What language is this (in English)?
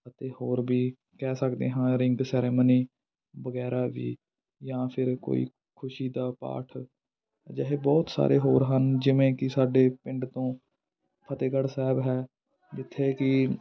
Punjabi